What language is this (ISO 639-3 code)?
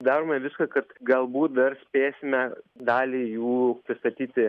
lit